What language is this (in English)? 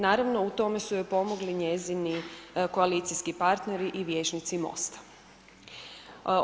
Croatian